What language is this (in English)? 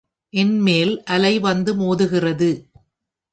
Tamil